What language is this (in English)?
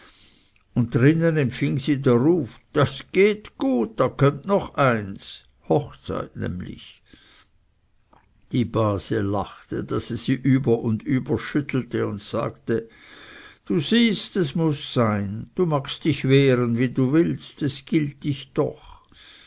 German